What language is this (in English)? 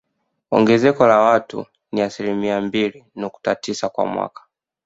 Swahili